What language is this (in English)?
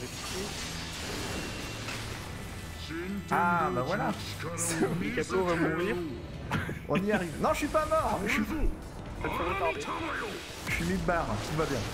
French